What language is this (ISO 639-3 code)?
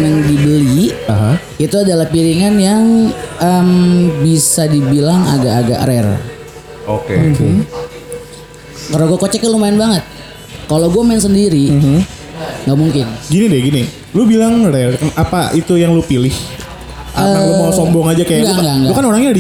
ind